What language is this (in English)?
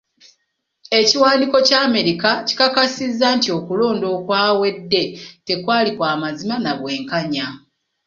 Ganda